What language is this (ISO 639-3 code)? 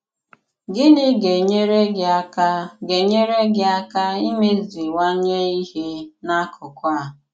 ibo